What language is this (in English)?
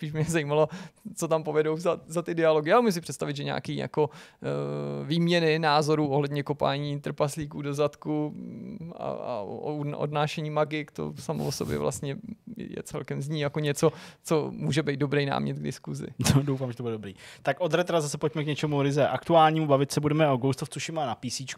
Czech